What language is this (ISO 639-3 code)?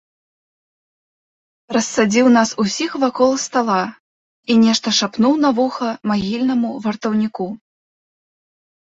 bel